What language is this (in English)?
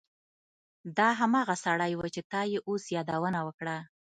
Pashto